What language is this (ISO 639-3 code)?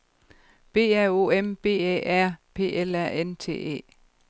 dan